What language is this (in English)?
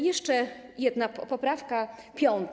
Polish